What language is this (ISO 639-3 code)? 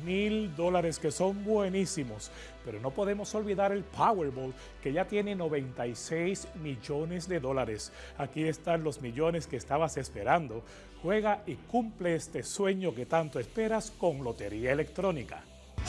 spa